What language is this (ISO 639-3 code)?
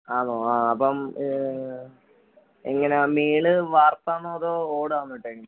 mal